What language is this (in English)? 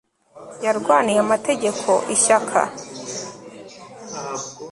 Kinyarwanda